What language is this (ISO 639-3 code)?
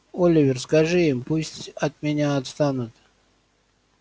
rus